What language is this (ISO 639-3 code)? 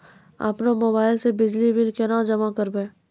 mai